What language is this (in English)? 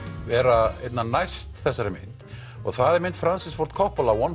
Icelandic